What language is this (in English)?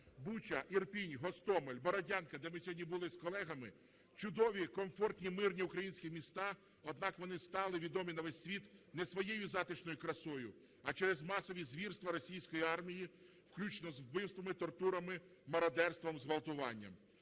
Ukrainian